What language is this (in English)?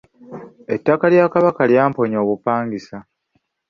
Ganda